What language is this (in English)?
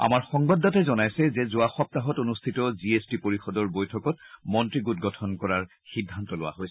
Assamese